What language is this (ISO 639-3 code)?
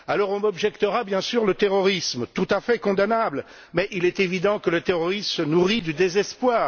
fra